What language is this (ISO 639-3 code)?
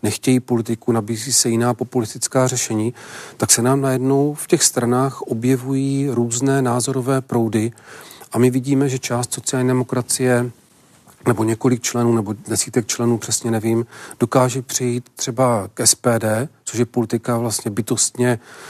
ces